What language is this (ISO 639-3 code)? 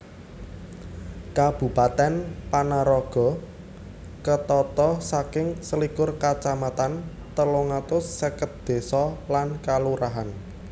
jav